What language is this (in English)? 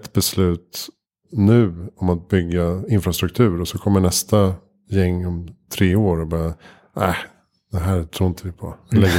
Swedish